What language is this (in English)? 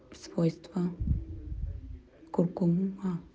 Russian